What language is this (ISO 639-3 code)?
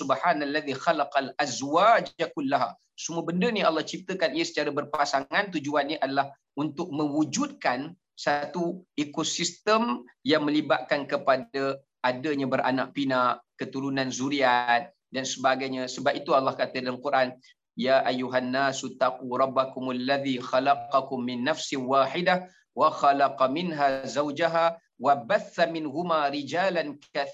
msa